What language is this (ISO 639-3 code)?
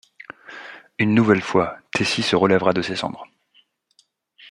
fra